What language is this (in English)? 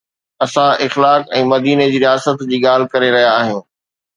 Sindhi